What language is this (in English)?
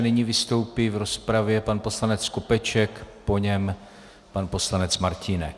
Czech